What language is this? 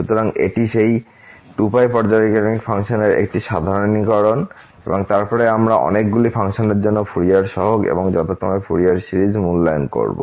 Bangla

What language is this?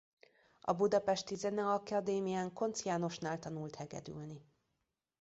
Hungarian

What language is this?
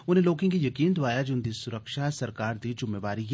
Dogri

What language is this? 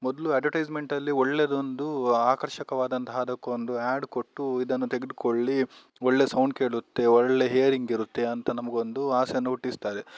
Kannada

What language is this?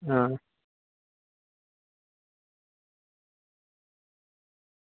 Gujarati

